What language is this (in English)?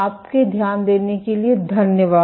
Hindi